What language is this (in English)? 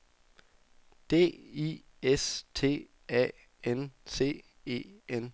Danish